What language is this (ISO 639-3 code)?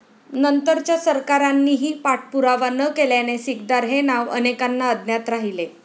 mar